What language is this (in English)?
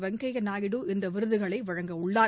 Tamil